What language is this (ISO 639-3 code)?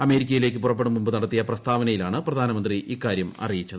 mal